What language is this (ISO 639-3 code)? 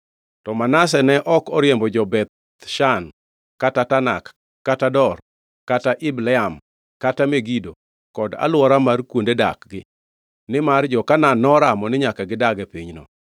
luo